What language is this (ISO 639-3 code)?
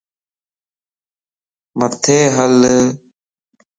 lss